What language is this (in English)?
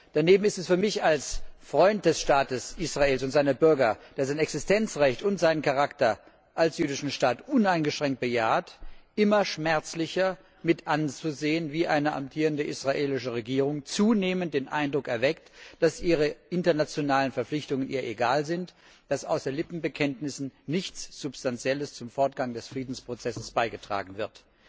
German